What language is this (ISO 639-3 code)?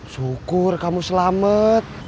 ind